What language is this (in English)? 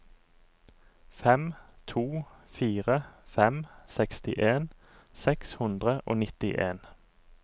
Norwegian